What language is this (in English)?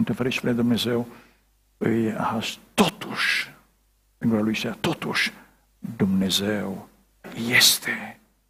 Romanian